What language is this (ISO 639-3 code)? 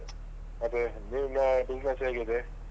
kan